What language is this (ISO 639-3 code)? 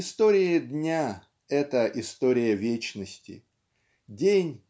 rus